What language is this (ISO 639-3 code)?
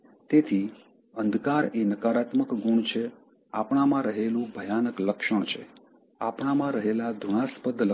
guj